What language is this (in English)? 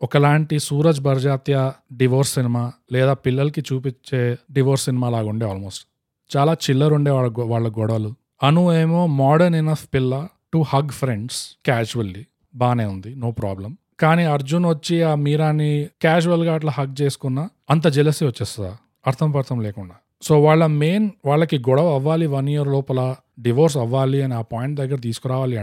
Telugu